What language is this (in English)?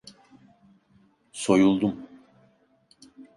Turkish